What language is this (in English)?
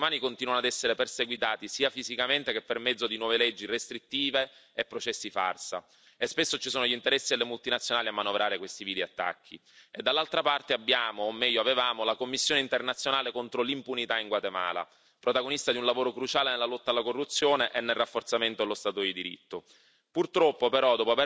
Italian